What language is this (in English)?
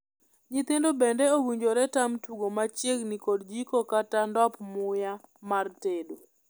Luo (Kenya and Tanzania)